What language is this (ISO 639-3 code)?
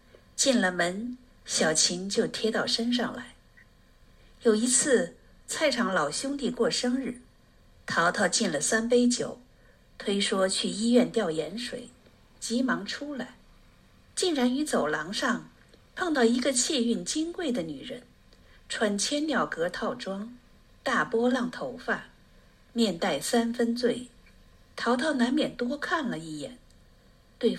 zho